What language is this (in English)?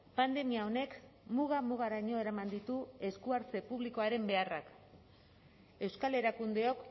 Basque